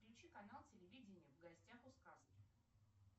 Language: Russian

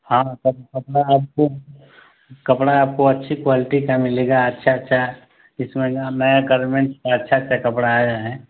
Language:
Hindi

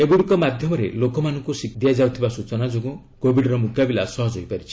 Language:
Odia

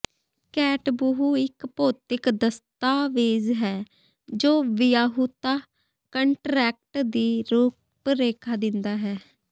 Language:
Punjabi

